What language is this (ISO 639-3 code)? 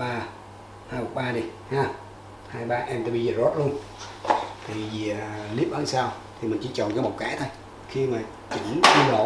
vie